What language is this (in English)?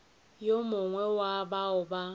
Northern Sotho